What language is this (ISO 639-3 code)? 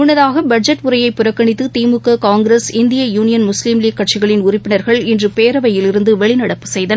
tam